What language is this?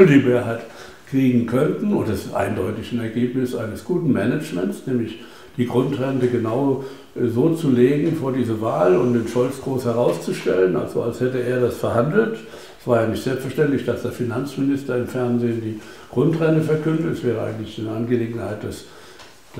German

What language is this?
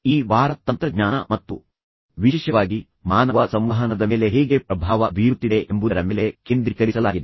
Kannada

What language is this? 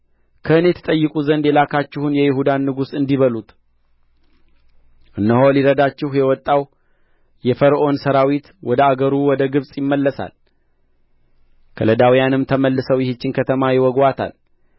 Amharic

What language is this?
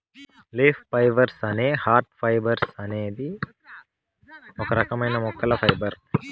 Telugu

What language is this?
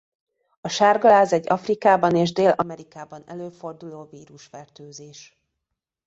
Hungarian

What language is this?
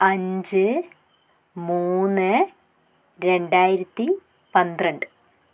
Malayalam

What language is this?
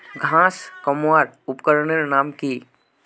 Magahi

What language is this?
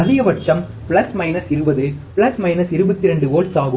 Tamil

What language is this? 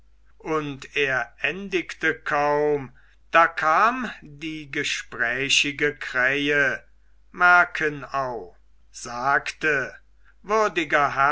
German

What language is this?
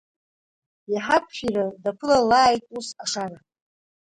Abkhazian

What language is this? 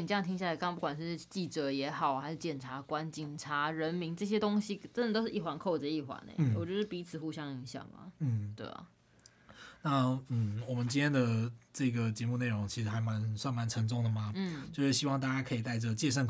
Chinese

